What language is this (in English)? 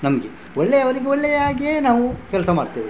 Kannada